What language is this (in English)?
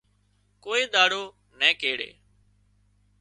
Wadiyara Koli